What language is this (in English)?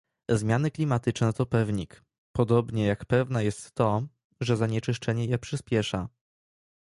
Polish